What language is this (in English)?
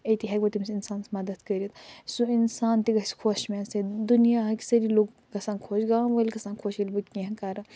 Kashmiri